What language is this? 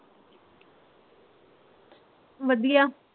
Punjabi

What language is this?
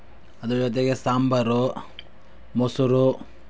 Kannada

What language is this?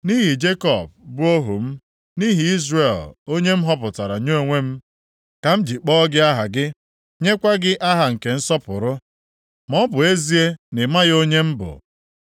Igbo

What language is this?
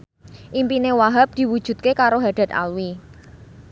Javanese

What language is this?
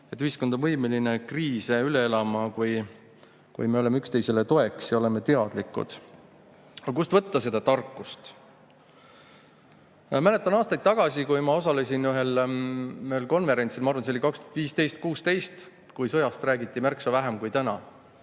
Estonian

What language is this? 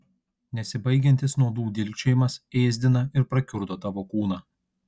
Lithuanian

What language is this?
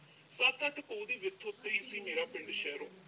Punjabi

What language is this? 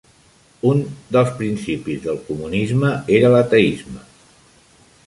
Catalan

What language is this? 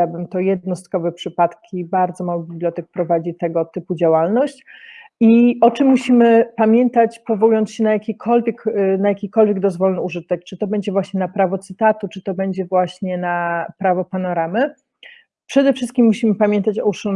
Polish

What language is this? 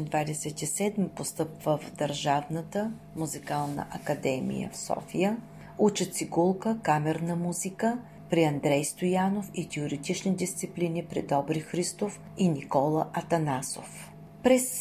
Bulgarian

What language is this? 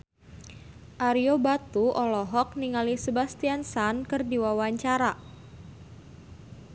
Sundanese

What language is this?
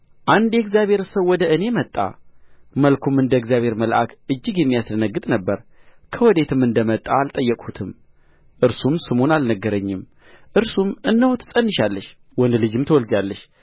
Amharic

